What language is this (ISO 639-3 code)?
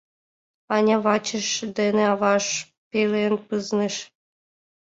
chm